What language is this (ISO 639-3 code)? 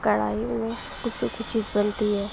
urd